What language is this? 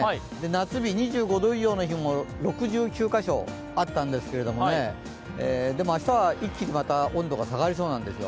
Japanese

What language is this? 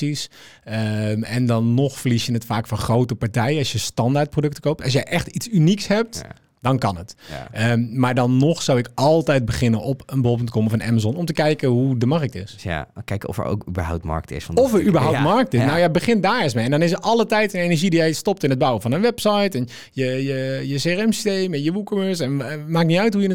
Dutch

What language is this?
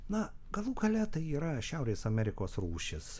Lithuanian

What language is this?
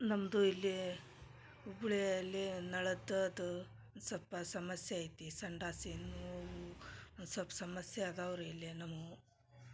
Kannada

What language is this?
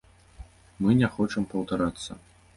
Belarusian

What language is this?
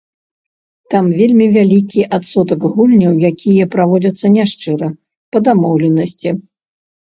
Belarusian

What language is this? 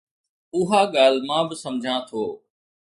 Sindhi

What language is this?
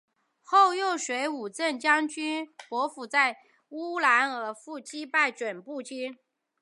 Chinese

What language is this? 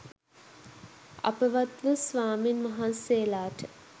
Sinhala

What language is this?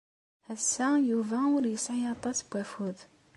Kabyle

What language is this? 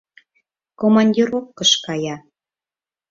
Mari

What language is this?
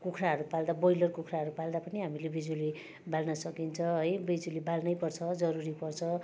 Nepali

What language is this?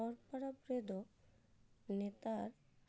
Santali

